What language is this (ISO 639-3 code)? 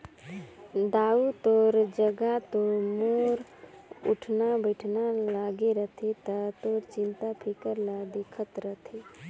hne